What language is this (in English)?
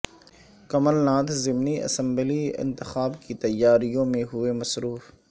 Urdu